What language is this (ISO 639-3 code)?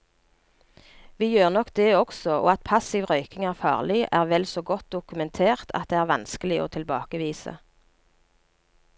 nor